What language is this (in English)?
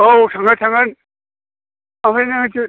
Bodo